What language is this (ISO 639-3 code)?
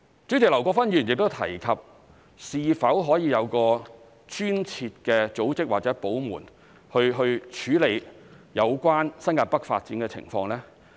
yue